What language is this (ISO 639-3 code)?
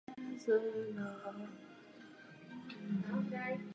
ces